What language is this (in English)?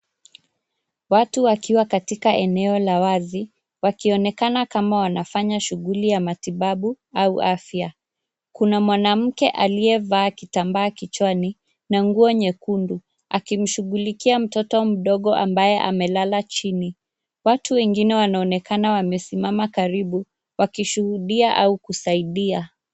Swahili